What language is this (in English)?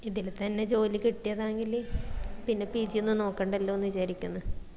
Malayalam